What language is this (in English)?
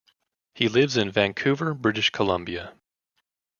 English